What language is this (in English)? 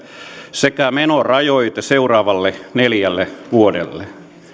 Finnish